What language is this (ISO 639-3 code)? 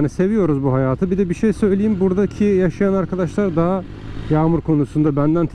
tur